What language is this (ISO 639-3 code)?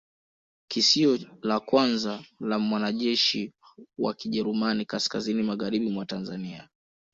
swa